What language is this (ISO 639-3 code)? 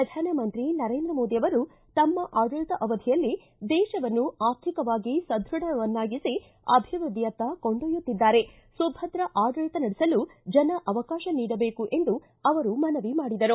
kan